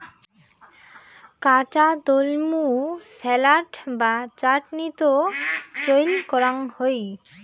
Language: Bangla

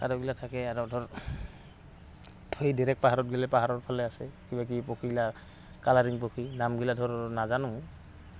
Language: Assamese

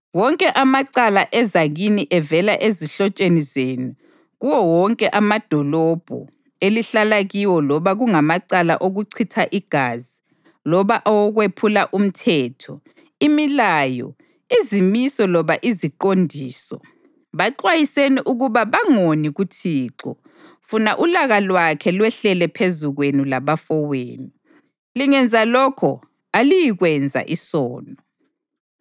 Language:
North Ndebele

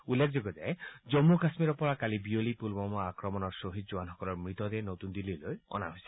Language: Assamese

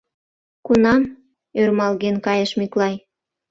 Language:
Mari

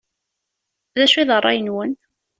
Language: Kabyle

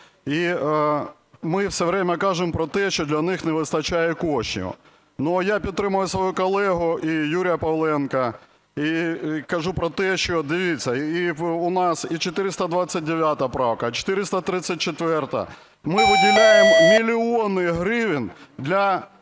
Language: Ukrainian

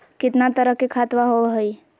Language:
Magahi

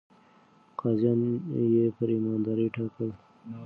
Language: Pashto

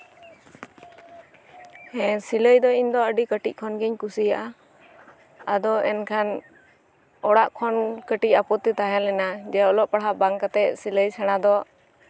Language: Santali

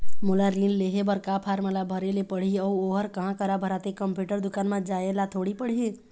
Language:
Chhattisgarhi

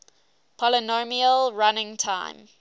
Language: English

